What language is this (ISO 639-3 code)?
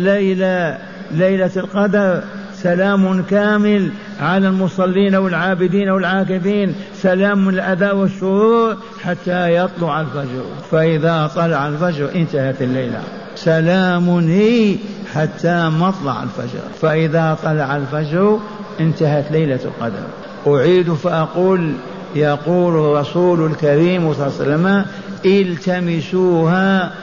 ara